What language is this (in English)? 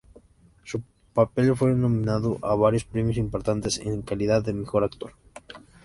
Spanish